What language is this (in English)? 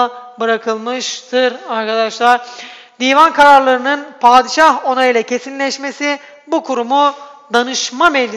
Turkish